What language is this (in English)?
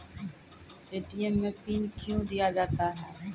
Maithili